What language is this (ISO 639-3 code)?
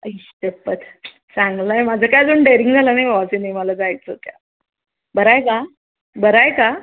mar